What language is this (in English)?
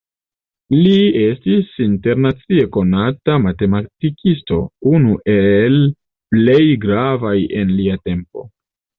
Esperanto